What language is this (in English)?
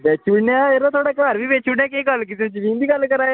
Dogri